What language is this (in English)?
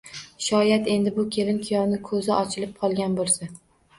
Uzbek